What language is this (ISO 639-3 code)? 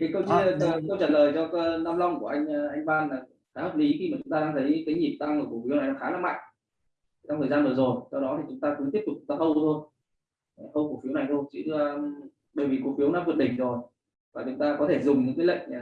vie